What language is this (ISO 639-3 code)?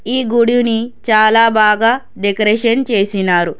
tel